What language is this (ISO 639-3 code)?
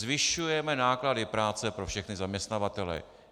ces